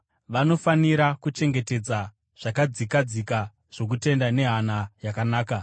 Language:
Shona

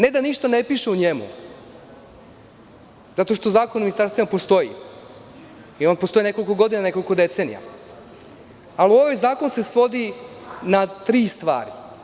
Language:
Serbian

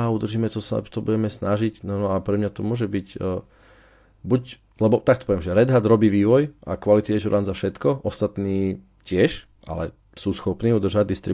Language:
Slovak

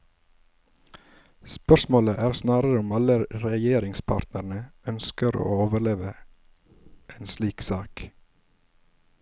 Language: Norwegian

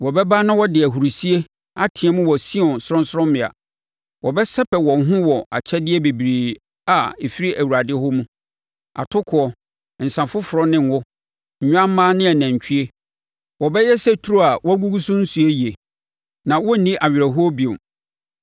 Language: Akan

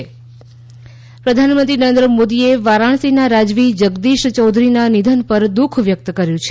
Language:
Gujarati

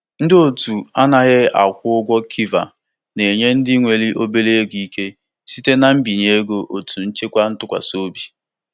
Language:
Igbo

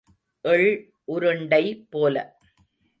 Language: Tamil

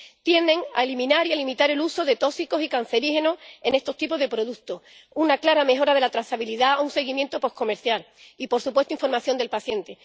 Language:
Spanish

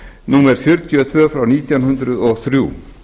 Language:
Icelandic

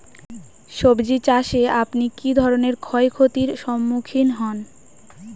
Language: Bangla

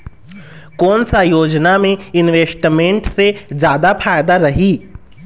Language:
Chhattisgarhi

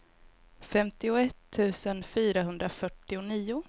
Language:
Swedish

